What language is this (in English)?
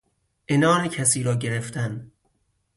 Persian